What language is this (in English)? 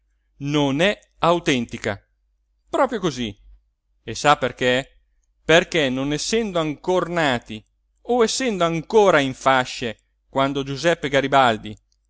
Italian